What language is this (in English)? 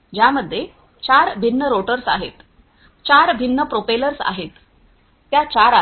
Marathi